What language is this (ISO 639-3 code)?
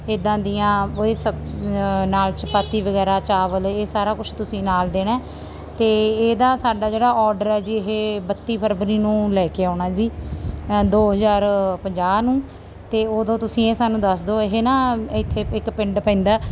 pan